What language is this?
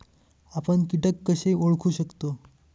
Marathi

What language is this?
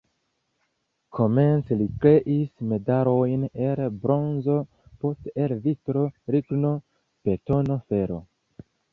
Esperanto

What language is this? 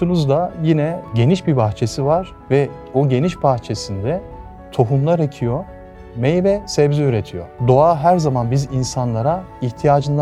Turkish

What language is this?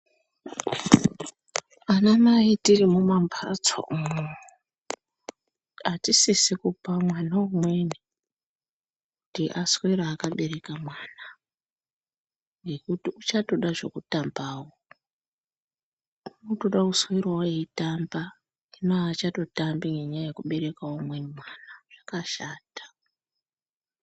Ndau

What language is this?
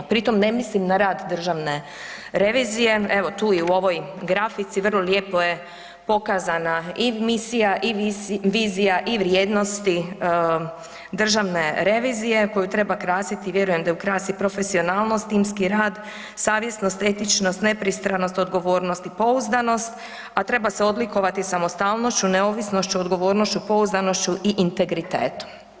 Croatian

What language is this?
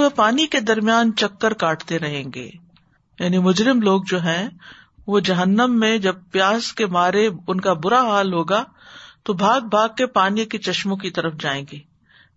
Urdu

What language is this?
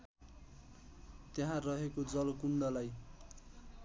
Nepali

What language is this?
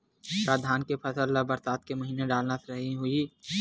Chhattisgarhi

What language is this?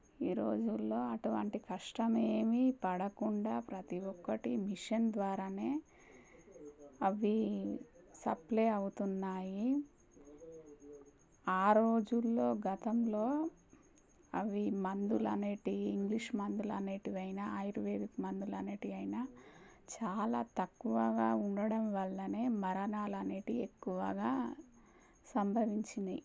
Telugu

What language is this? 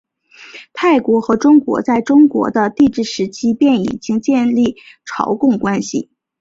Chinese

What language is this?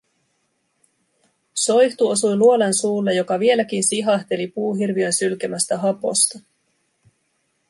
Finnish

